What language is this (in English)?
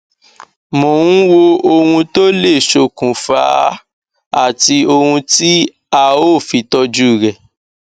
Yoruba